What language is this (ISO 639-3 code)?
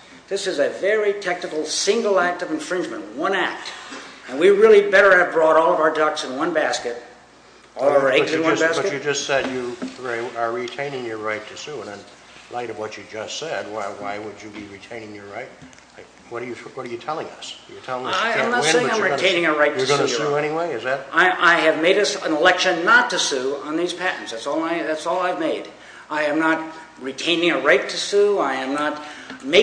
eng